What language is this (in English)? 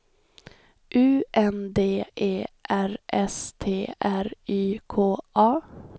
Swedish